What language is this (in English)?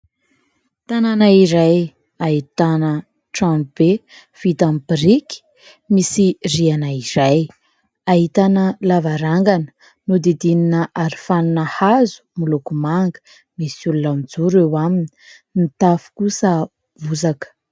Malagasy